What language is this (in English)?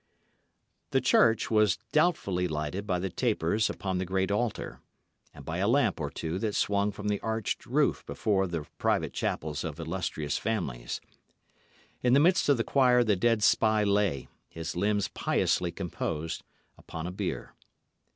English